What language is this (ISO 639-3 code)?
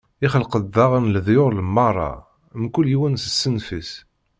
kab